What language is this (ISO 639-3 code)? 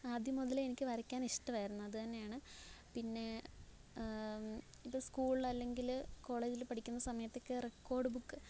mal